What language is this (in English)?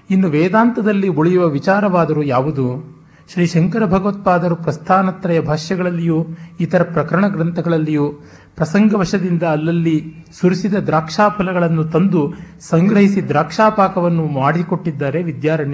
Kannada